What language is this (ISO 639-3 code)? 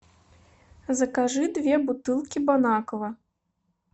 rus